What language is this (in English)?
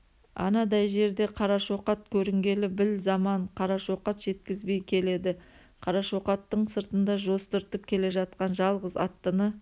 Kazakh